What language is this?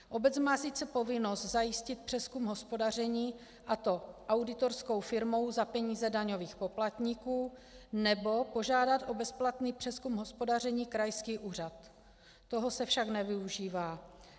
Czech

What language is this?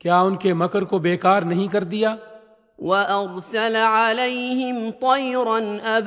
Urdu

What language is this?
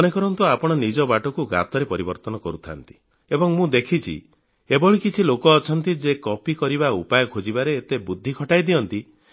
Odia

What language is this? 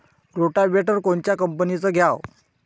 Marathi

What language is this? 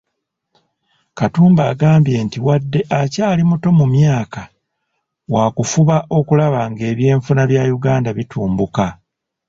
Ganda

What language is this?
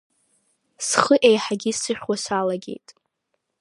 Abkhazian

